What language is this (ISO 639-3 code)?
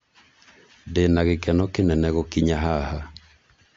kik